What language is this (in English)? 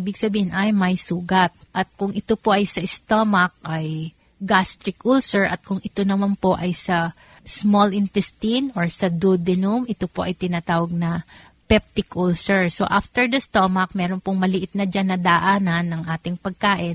Filipino